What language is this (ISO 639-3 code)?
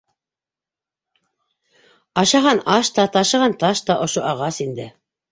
bak